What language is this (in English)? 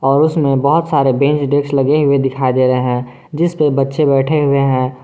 Hindi